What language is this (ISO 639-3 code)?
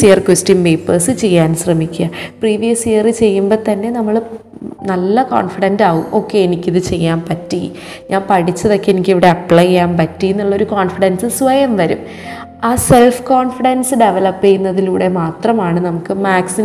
mal